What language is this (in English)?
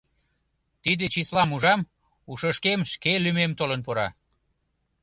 Mari